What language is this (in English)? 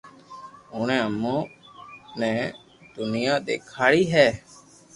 Loarki